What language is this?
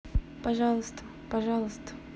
Russian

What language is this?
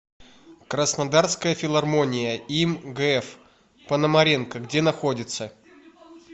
Russian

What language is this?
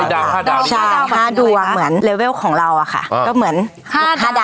Thai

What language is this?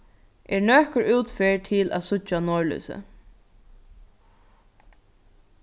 Faroese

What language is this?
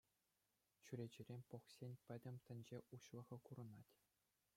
Chuvash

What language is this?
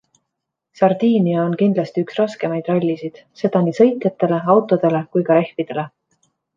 Estonian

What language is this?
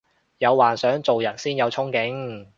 Cantonese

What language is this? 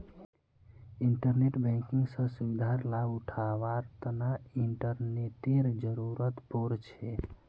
Magahi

